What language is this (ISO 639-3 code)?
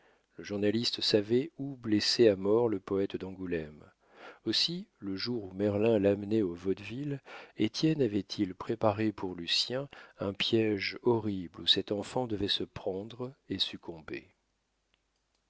fra